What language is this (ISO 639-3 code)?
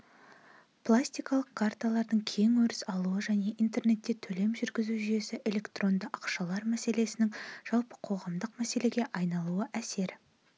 kaz